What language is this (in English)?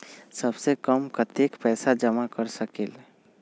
Magahi